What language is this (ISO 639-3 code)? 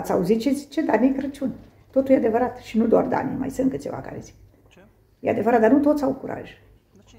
ron